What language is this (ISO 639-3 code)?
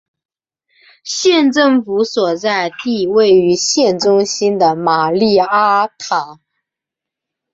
zho